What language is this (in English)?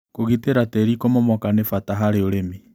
Kikuyu